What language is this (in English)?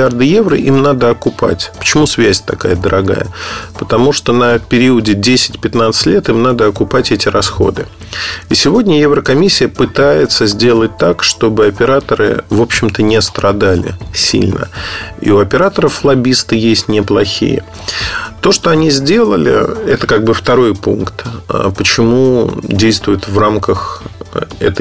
Russian